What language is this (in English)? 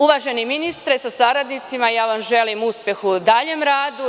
Serbian